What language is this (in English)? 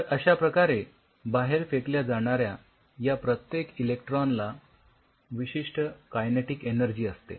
Marathi